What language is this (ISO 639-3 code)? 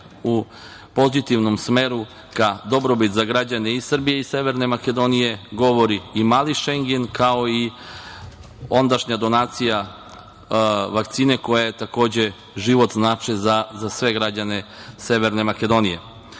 srp